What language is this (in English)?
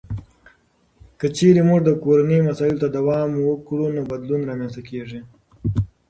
Pashto